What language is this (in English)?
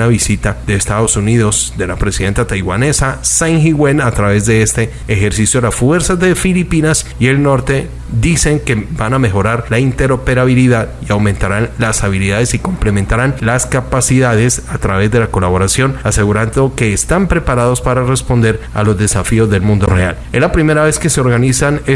Spanish